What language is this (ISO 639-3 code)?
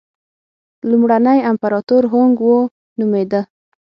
pus